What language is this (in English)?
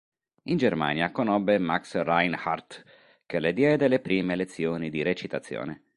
Italian